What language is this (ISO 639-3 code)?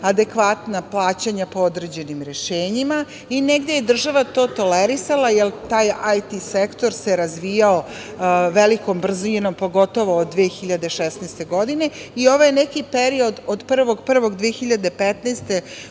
srp